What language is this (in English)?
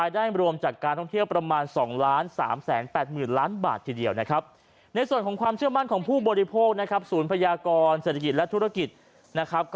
Thai